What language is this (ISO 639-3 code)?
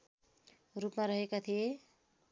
nep